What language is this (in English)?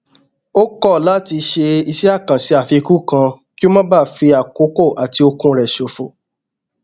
Yoruba